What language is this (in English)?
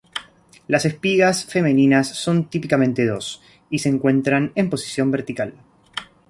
Spanish